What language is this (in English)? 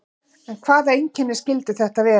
Icelandic